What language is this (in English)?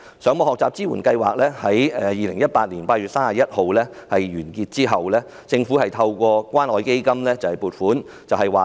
Cantonese